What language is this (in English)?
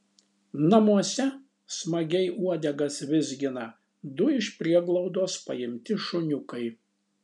Lithuanian